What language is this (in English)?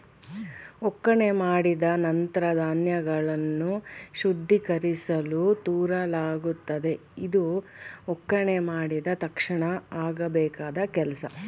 Kannada